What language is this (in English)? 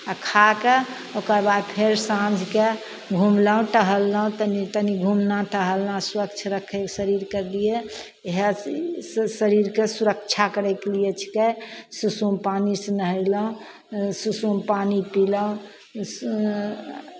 Maithili